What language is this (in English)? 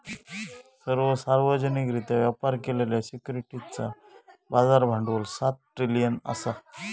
Marathi